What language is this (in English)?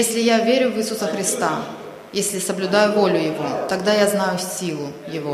Russian